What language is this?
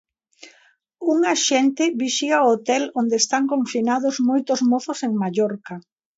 Galician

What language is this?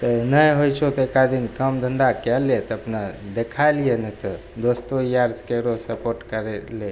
Maithili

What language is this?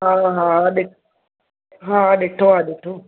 Sindhi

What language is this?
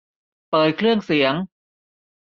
Thai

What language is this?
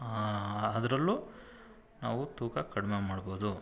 Kannada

